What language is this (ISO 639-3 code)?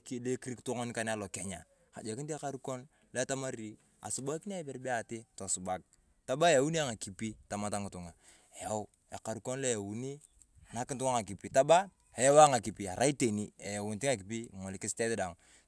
tuv